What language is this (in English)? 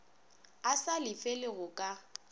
Northern Sotho